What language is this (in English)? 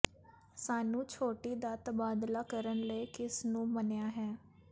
Punjabi